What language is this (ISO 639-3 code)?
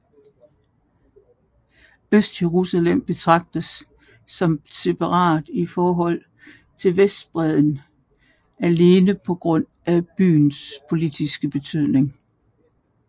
dan